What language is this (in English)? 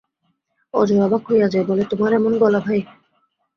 Bangla